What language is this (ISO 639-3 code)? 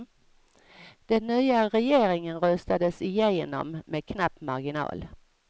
swe